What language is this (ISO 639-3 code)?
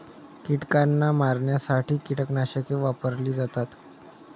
mar